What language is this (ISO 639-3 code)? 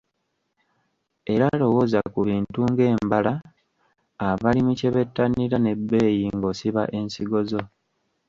lug